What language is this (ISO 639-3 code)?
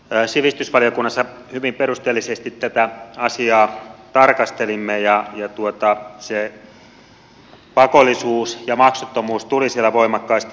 fin